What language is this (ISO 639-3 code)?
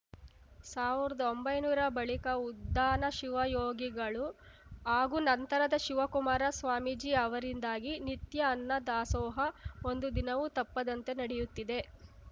kan